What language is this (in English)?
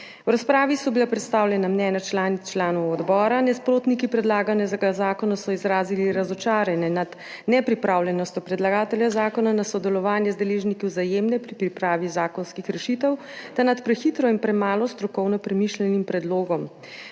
Slovenian